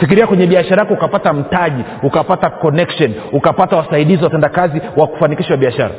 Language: Swahili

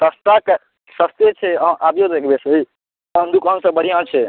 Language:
Maithili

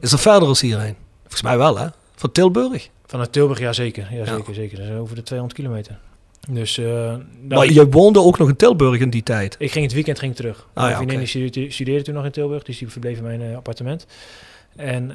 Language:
Dutch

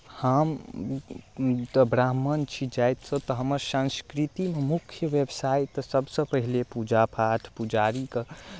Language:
Maithili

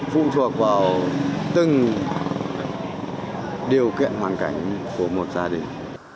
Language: Vietnamese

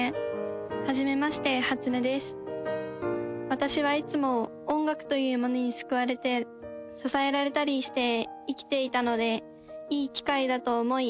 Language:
Japanese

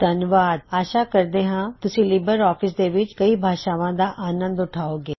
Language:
Punjabi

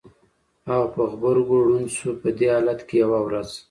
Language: Pashto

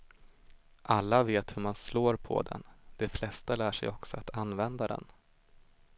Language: Swedish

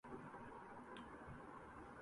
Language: Urdu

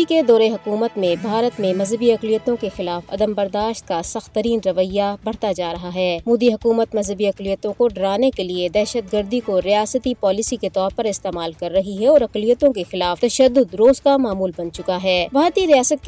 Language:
Urdu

